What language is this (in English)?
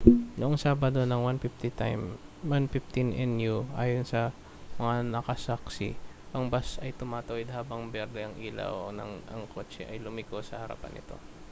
Filipino